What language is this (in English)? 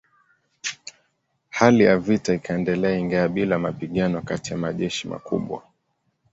Swahili